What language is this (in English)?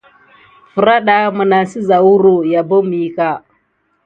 Gidar